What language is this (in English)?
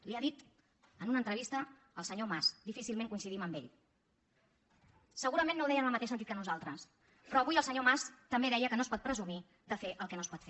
Catalan